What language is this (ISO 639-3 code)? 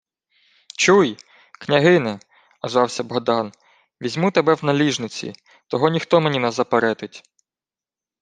ukr